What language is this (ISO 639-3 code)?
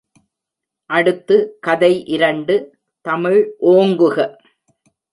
tam